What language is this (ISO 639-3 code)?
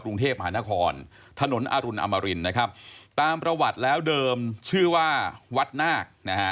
tha